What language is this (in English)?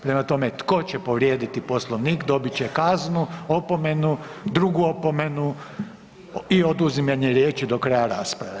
Croatian